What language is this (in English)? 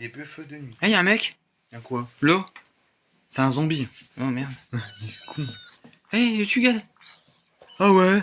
French